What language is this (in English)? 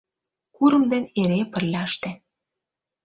Mari